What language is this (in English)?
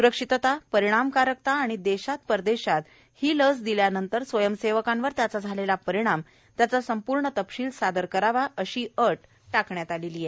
Marathi